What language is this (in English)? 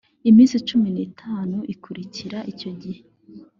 Kinyarwanda